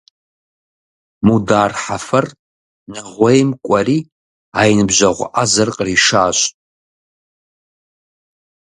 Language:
Kabardian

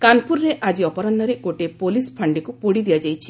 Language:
Odia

